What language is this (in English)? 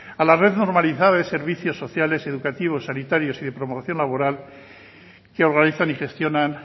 Spanish